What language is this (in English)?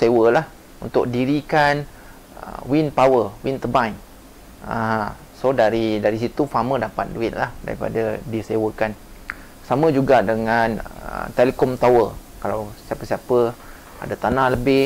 Malay